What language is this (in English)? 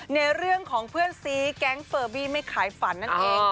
Thai